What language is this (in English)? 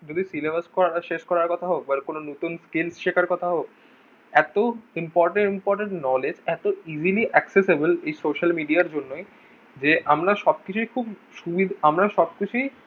Bangla